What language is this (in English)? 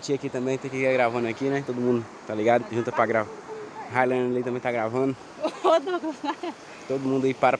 Portuguese